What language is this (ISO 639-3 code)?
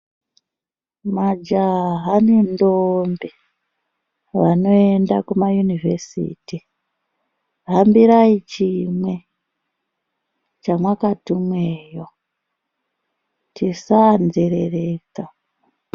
ndc